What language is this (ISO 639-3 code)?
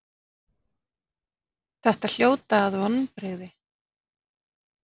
isl